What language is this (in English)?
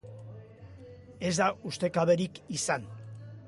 Basque